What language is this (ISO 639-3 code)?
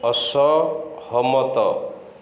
ori